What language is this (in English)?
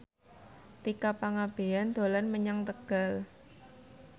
Javanese